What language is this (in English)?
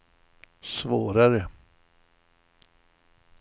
Swedish